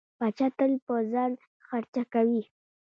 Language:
Pashto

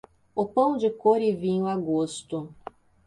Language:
Portuguese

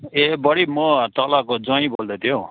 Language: Nepali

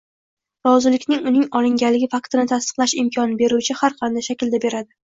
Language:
Uzbek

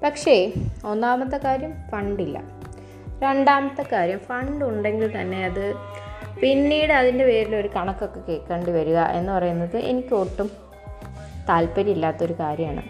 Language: Malayalam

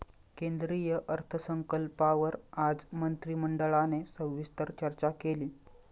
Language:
Marathi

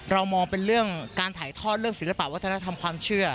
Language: Thai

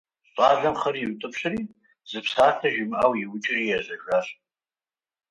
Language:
Kabardian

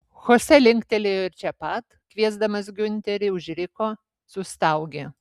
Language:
Lithuanian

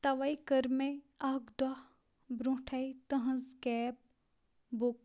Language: Kashmiri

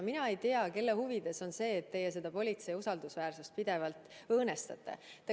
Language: Estonian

